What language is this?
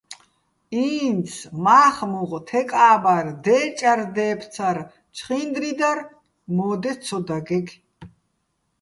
Bats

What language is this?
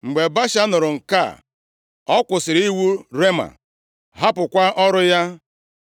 Igbo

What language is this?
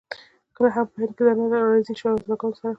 Pashto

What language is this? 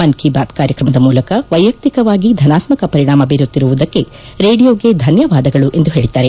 Kannada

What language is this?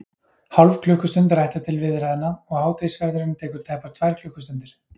Icelandic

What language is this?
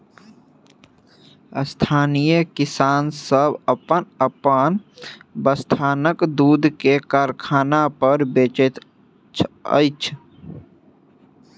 Maithili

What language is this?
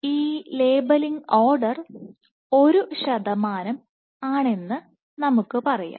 Malayalam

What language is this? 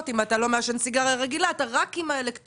Hebrew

